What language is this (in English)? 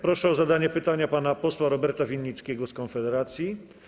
Polish